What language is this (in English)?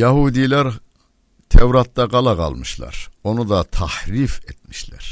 Turkish